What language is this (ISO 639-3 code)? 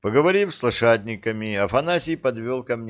rus